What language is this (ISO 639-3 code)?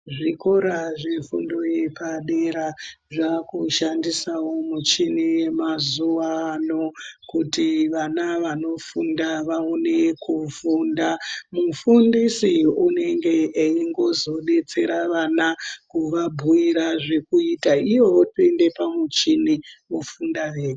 ndc